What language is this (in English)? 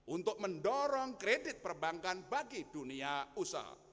Indonesian